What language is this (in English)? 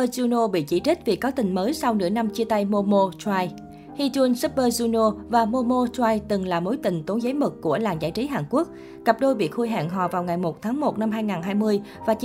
Vietnamese